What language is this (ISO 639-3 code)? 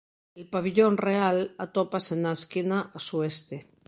glg